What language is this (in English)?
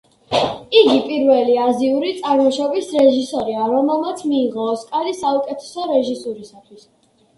Georgian